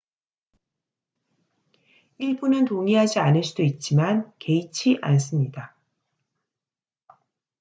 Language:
Korean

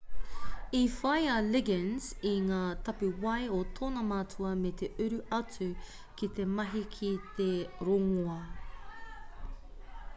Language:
Māori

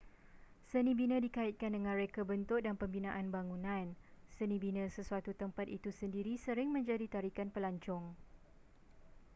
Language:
Malay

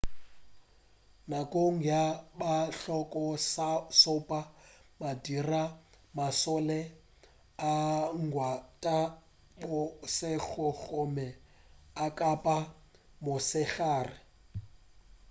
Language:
Northern Sotho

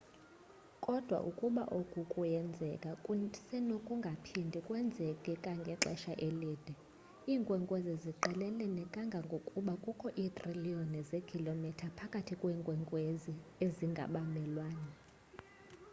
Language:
Xhosa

